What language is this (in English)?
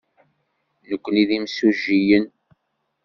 Kabyle